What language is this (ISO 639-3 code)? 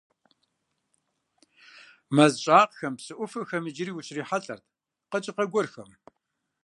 kbd